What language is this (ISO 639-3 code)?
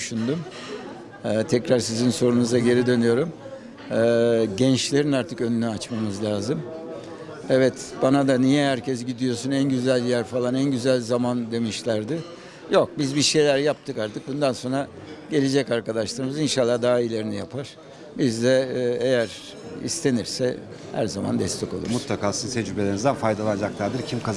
tur